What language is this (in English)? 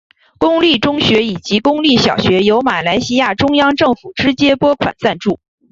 Chinese